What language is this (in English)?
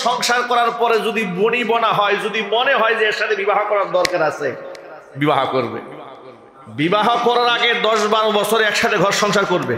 Bangla